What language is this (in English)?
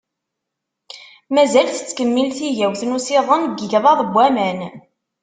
Kabyle